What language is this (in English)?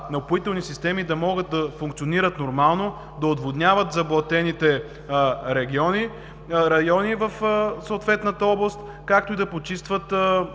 Bulgarian